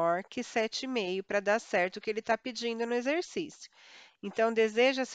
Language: Portuguese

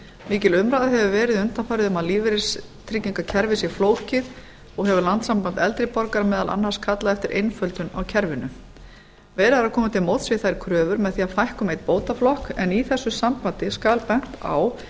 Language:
Icelandic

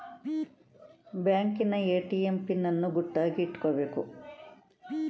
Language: Kannada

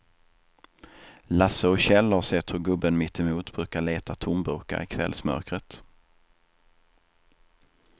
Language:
Swedish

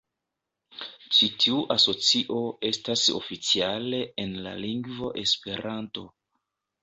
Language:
Esperanto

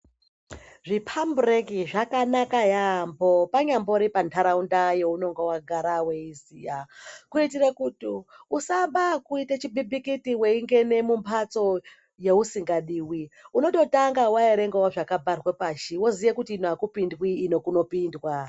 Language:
Ndau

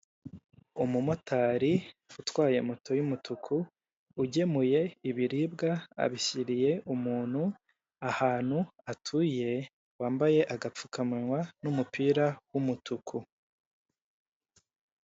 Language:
Kinyarwanda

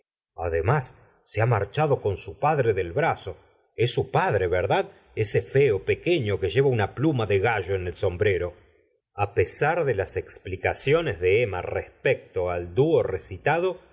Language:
Spanish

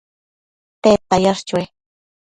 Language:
Matsés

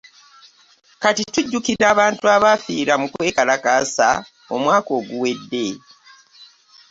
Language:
Ganda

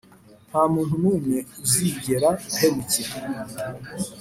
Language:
Kinyarwanda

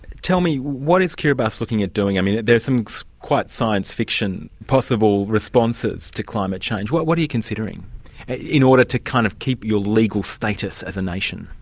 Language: English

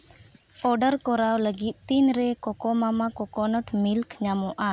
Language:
Santali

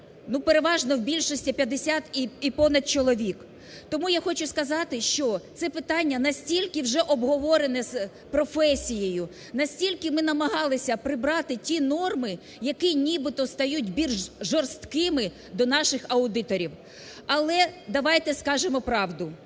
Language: Ukrainian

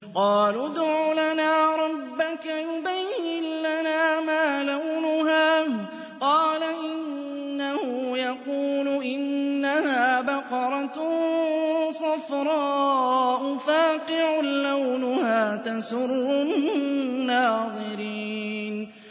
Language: Arabic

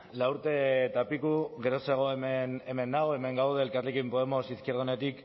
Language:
Basque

